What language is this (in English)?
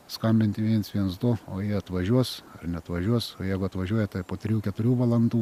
Lithuanian